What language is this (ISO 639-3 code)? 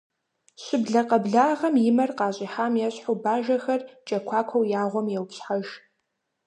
kbd